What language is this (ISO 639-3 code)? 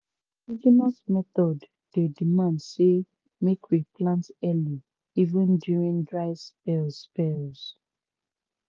pcm